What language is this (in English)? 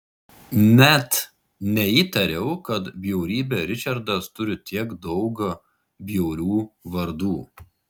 Lithuanian